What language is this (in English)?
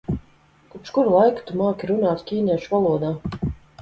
Latvian